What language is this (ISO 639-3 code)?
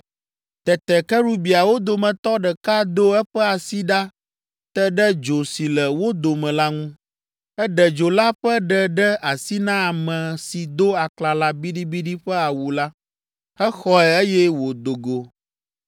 ewe